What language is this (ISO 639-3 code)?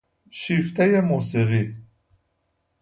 fas